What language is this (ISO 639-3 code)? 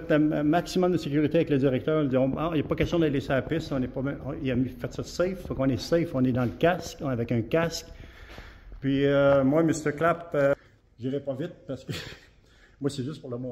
fra